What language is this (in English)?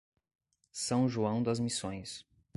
Portuguese